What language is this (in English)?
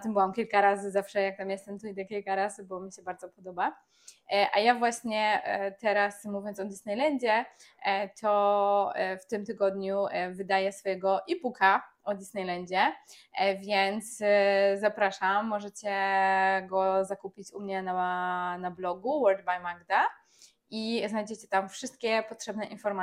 Polish